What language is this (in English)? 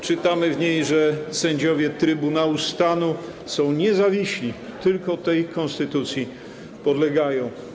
Polish